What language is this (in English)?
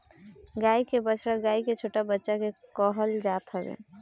Bhojpuri